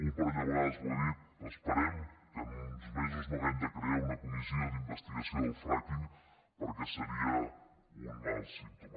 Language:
Catalan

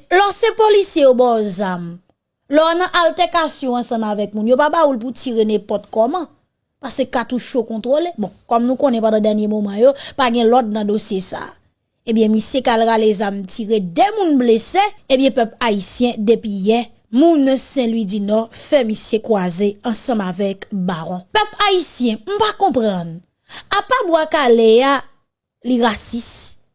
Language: French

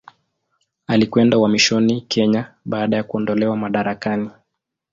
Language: Swahili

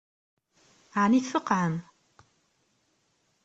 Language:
Kabyle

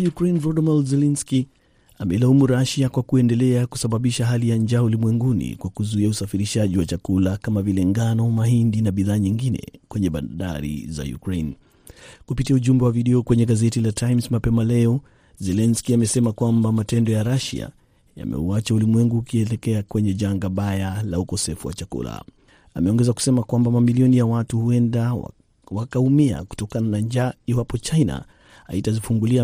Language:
Swahili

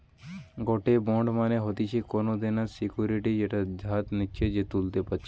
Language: Bangla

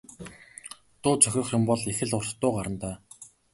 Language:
Mongolian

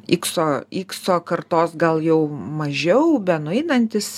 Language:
Lithuanian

